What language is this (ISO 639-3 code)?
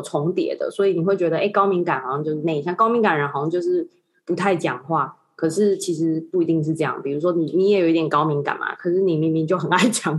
zho